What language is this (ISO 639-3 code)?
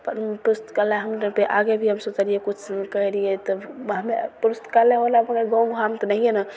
mai